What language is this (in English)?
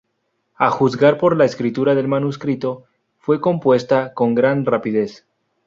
Spanish